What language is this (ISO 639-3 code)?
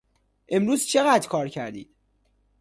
fas